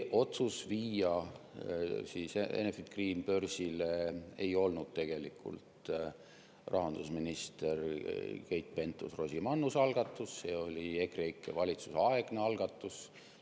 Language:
Estonian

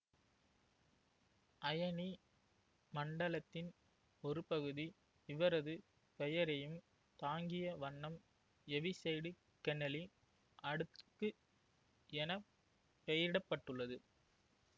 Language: Tamil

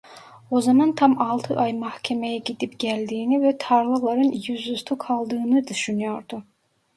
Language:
Turkish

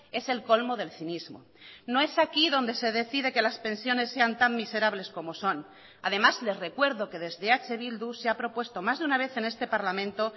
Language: Spanish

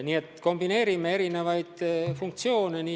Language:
Estonian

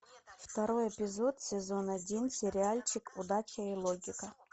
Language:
Russian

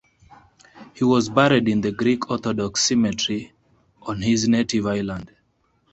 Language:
English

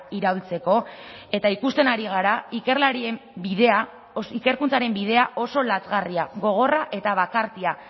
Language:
Basque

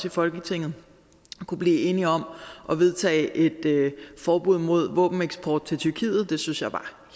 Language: Danish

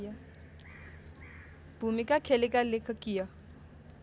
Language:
Nepali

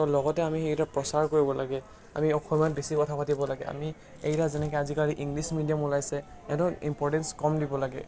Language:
Assamese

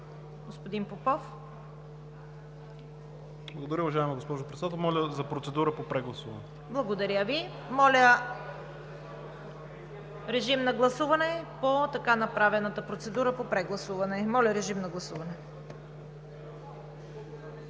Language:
Bulgarian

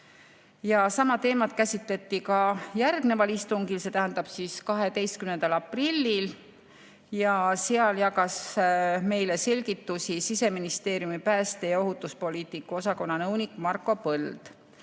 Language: Estonian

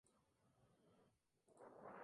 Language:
Spanish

